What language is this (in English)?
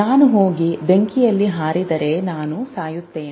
Kannada